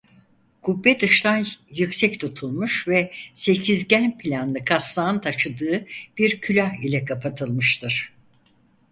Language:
Turkish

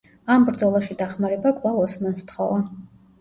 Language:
Georgian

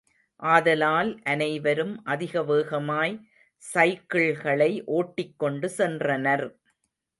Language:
Tamil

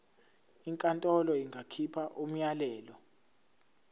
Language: Zulu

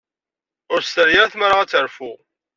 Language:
Kabyle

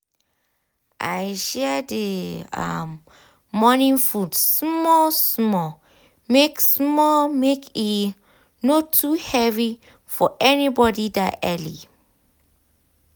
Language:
Nigerian Pidgin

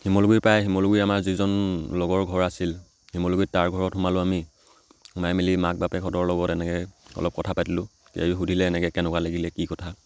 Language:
Assamese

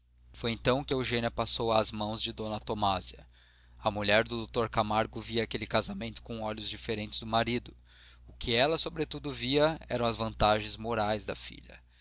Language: Portuguese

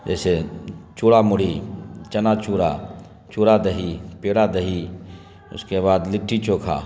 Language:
Urdu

